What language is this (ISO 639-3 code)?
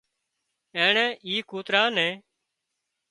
kxp